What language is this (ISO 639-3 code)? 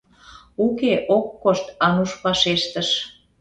chm